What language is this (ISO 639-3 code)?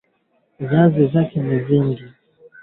swa